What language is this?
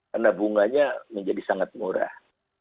Indonesian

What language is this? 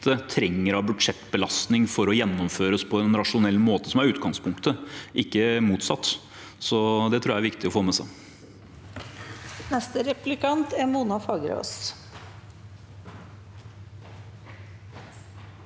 Norwegian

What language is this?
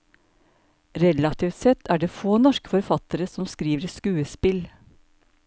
Norwegian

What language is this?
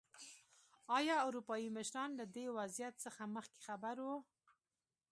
Pashto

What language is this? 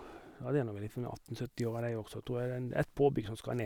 Norwegian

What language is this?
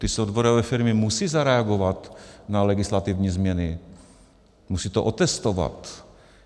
Czech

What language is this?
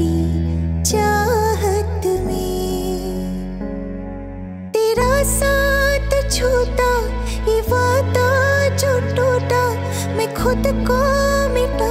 Vietnamese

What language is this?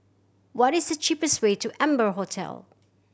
English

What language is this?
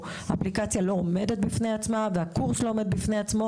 Hebrew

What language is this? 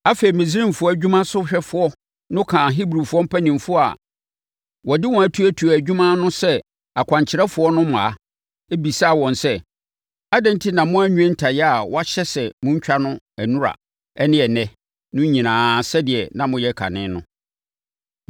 Akan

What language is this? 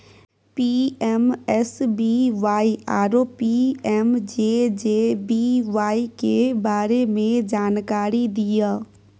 Maithili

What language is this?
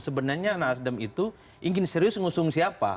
Indonesian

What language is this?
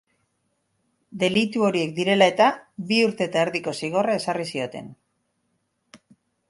Basque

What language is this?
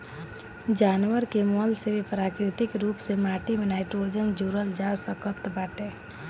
Bhojpuri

